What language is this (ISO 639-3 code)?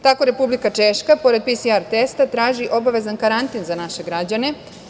srp